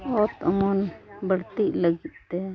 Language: Santali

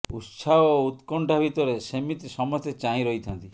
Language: Odia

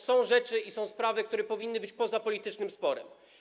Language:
Polish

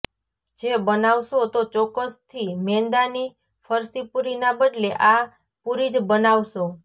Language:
Gujarati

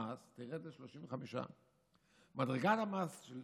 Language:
Hebrew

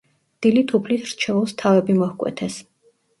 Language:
Georgian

